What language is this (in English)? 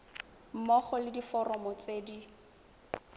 Tswana